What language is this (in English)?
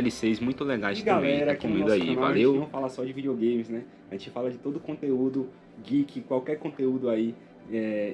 Portuguese